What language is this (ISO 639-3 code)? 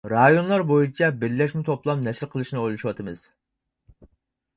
uig